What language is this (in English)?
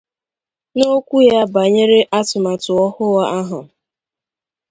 Igbo